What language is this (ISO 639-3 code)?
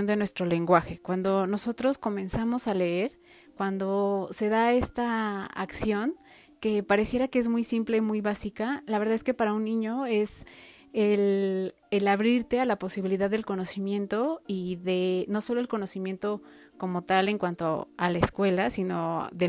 spa